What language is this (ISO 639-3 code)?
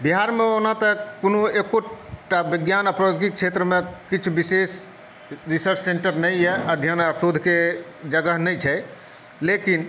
mai